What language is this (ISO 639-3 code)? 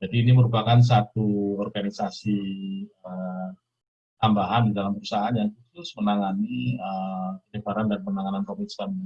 ind